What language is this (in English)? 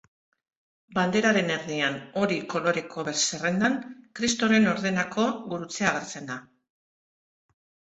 Basque